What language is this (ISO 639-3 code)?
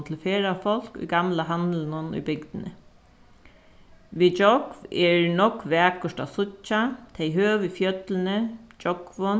fao